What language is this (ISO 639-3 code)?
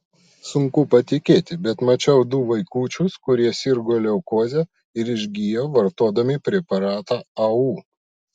lit